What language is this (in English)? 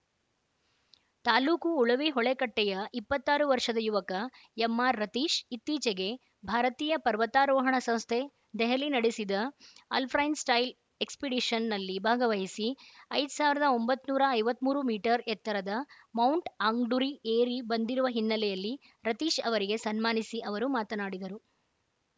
Kannada